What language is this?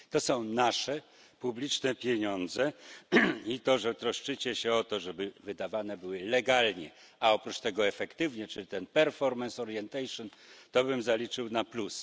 Polish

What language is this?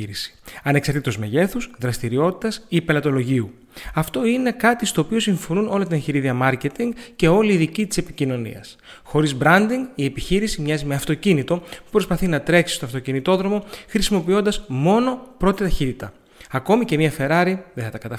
Greek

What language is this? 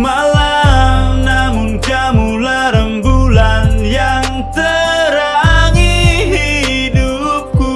Indonesian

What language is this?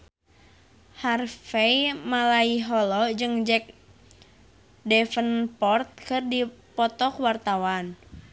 Sundanese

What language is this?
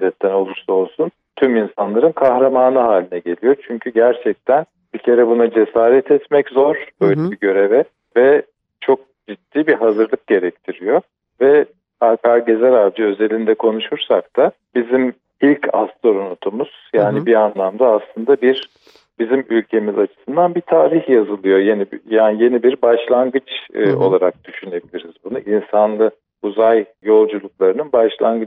Turkish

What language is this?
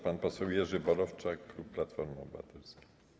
Polish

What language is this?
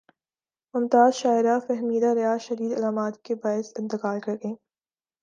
Urdu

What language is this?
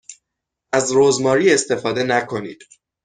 Persian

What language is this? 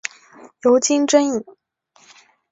Chinese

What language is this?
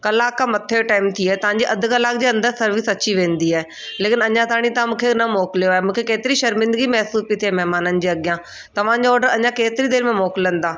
Sindhi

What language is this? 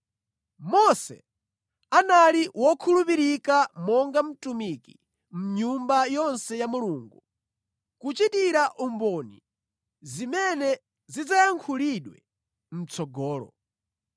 Nyanja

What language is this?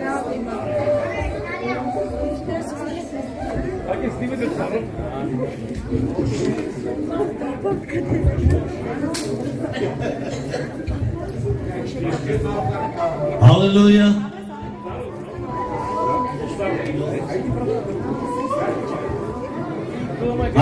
Bulgarian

